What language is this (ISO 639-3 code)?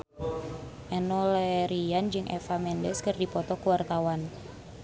sun